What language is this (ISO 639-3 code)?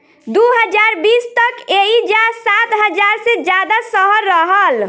bho